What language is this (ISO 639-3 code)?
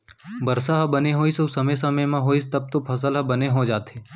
hne